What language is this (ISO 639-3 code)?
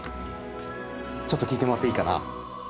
jpn